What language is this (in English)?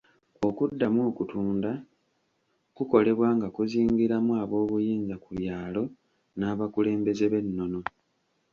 Ganda